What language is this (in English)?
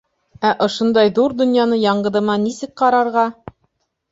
Bashkir